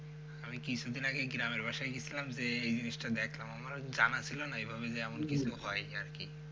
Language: Bangla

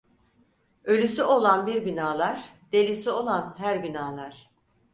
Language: Turkish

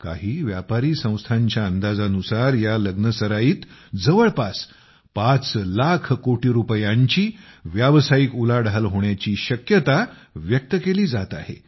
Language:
Marathi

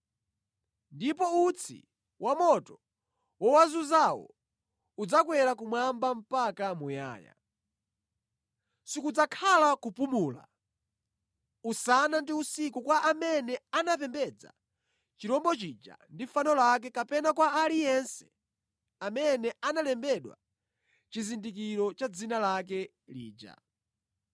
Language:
Nyanja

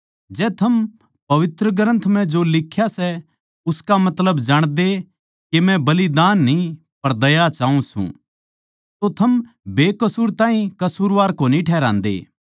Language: Haryanvi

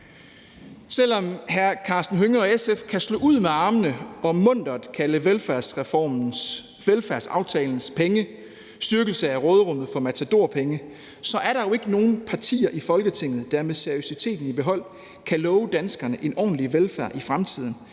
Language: Danish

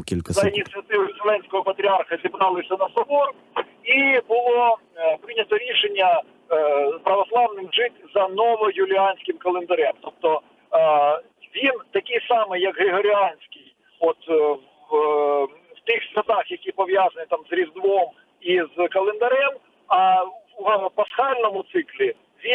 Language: Ukrainian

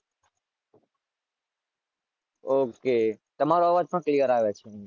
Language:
Gujarati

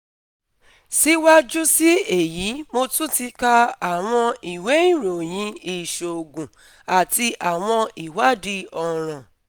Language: Yoruba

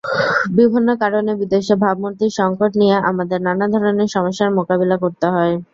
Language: Bangla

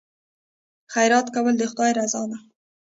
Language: Pashto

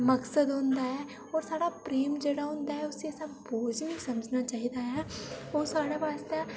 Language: Dogri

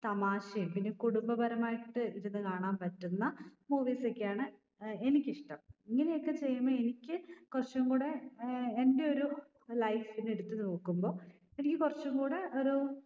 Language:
Malayalam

